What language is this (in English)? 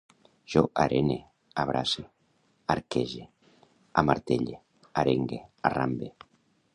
Catalan